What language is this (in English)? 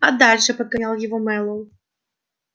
Russian